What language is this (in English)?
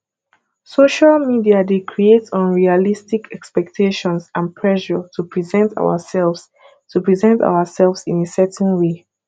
Nigerian Pidgin